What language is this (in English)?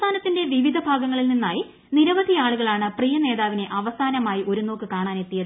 Malayalam